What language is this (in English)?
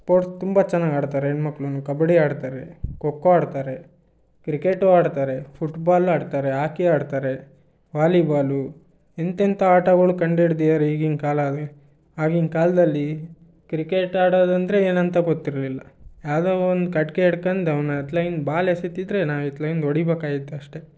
Kannada